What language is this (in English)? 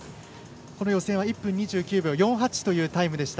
Japanese